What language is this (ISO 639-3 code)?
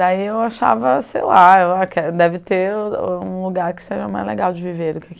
por